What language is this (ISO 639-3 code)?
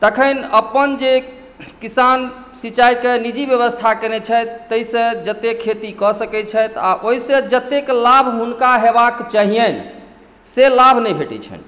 mai